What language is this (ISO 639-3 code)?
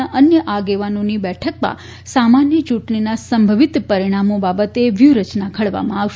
guj